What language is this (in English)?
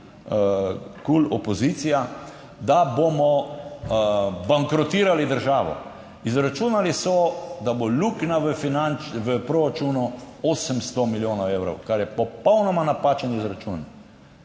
Slovenian